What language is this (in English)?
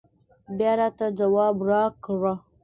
Pashto